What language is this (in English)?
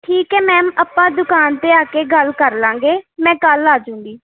Punjabi